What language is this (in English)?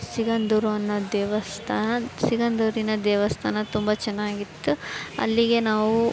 Kannada